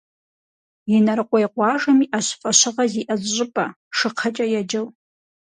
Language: Kabardian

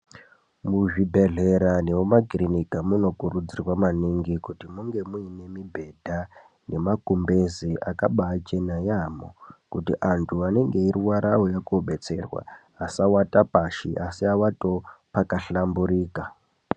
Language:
Ndau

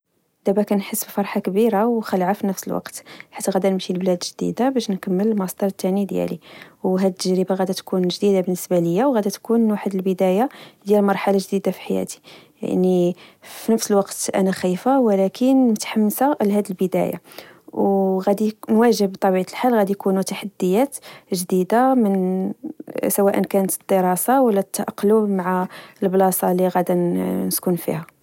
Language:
Moroccan Arabic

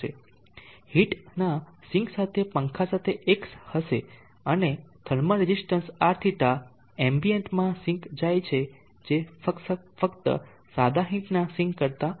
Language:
Gujarati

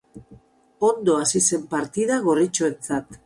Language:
Basque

